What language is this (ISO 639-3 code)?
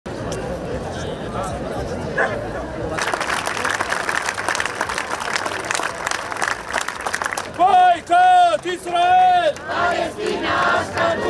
ron